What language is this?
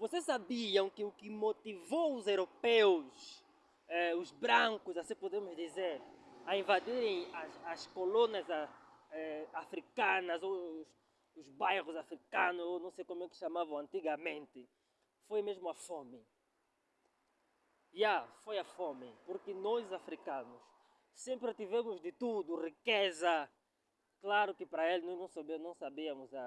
Portuguese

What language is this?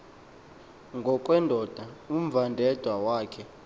Xhosa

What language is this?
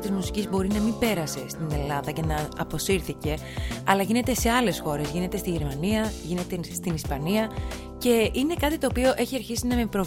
Greek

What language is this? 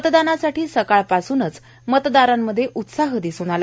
Marathi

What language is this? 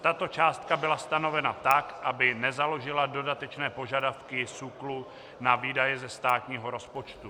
Czech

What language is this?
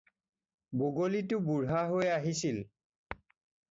Assamese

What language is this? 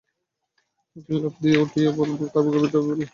Bangla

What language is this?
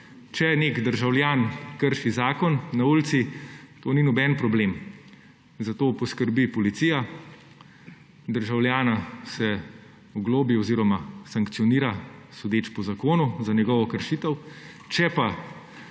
Slovenian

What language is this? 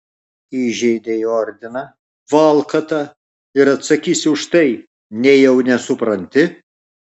Lithuanian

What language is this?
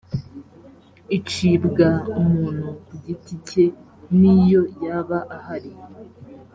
Kinyarwanda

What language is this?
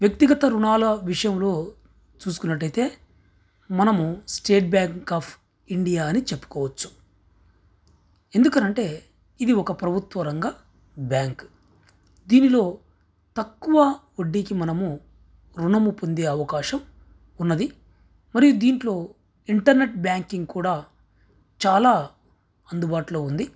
Telugu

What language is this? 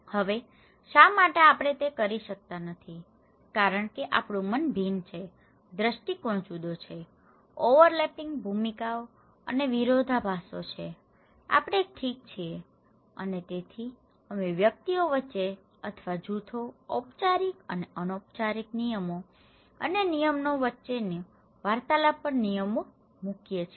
Gujarati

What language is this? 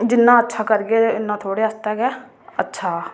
Dogri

